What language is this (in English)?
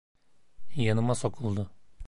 Turkish